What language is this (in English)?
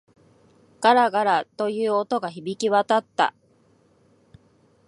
Japanese